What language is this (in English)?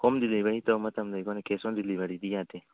Manipuri